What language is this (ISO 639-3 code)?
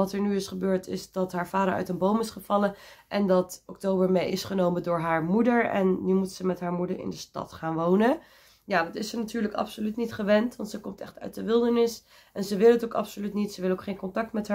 nld